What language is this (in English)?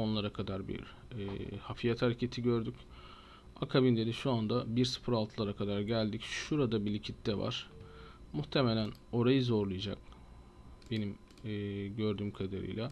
Turkish